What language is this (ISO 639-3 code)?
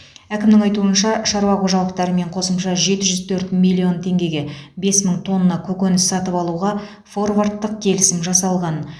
kaz